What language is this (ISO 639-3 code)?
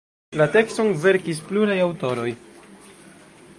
epo